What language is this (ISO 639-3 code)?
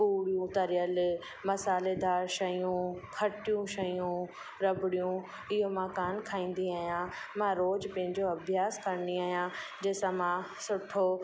snd